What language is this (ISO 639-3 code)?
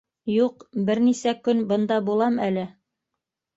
bak